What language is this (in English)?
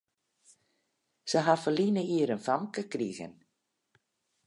Western Frisian